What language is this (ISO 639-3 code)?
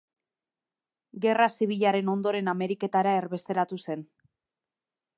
eus